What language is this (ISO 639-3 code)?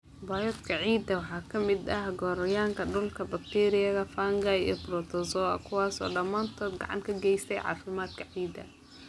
som